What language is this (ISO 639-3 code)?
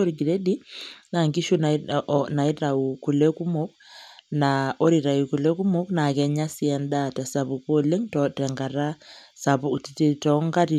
mas